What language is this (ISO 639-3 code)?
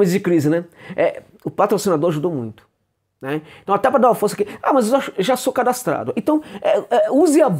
por